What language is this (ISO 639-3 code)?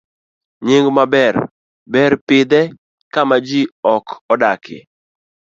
luo